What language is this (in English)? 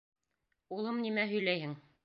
Bashkir